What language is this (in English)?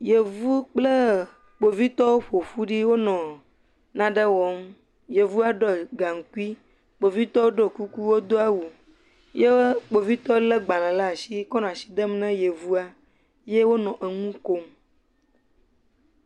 Ewe